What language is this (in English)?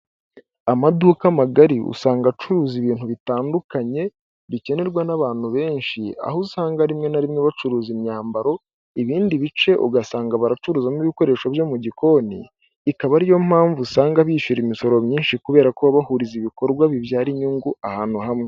Kinyarwanda